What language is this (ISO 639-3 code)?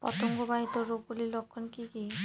ben